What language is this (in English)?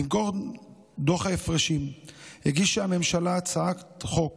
Hebrew